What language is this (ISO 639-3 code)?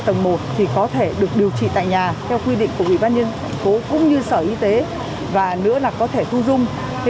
vie